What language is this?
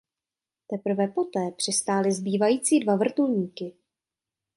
Czech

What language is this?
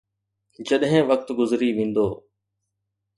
Sindhi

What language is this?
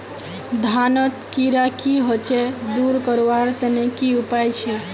Magahi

